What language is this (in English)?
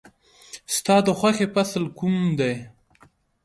Pashto